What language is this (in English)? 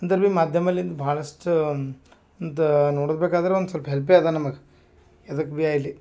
Kannada